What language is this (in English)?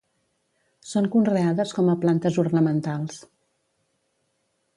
Catalan